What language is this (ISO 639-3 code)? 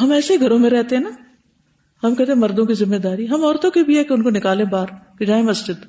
urd